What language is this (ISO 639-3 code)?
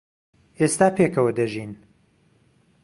ckb